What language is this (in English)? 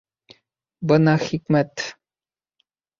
Bashkir